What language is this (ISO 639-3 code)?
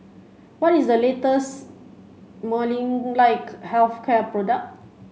eng